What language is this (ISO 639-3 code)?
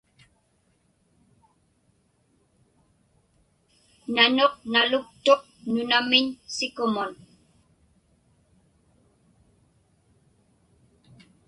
ipk